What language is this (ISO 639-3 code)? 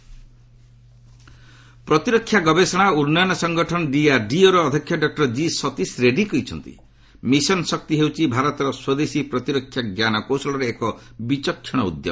ori